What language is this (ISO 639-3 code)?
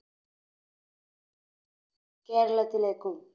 mal